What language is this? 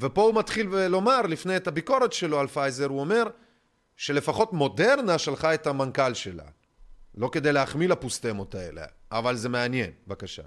Hebrew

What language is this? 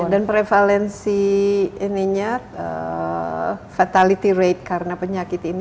Indonesian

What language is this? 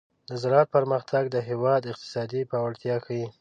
Pashto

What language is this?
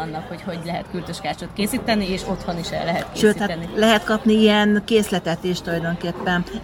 Hungarian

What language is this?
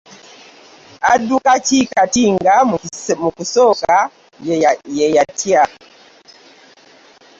Ganda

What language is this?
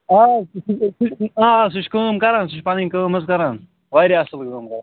Kashmiri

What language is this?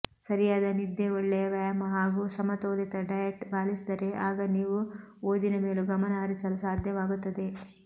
Kannada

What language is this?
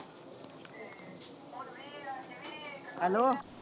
Punjabi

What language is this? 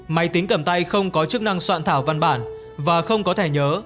Vietnamese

